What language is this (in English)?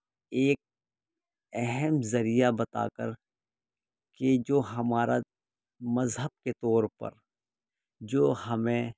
Urdu